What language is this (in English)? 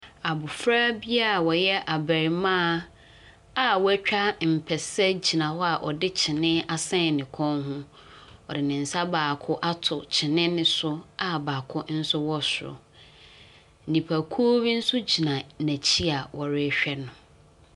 Akan